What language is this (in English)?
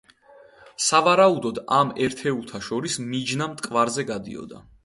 Georgian